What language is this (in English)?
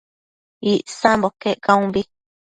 Matsés